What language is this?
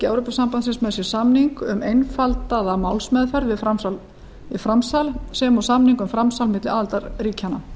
Icelandic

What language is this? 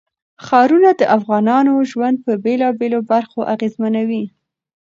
Pashto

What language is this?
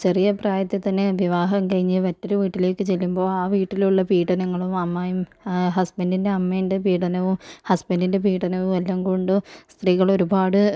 Malayalam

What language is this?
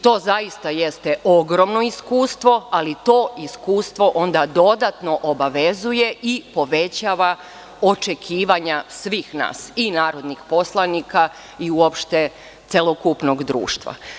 Serbian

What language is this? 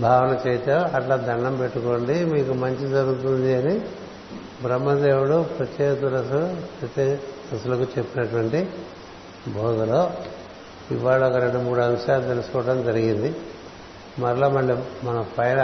Telugu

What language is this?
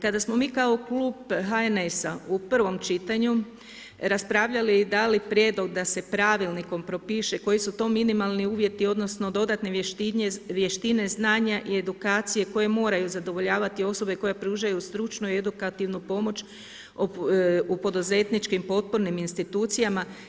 Croatian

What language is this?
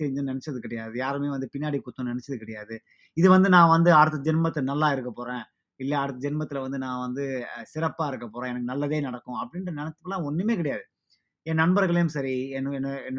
Tamil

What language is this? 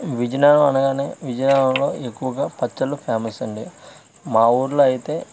Telugu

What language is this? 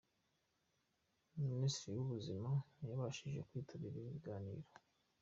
Kinyarwanda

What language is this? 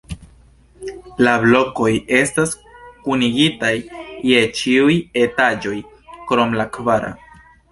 Esperanto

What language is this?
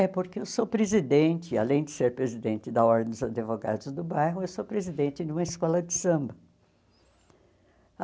Portuguese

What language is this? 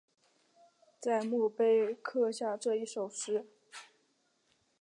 Chinese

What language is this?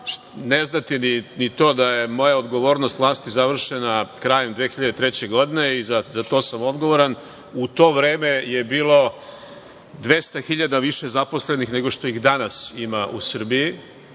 Serbian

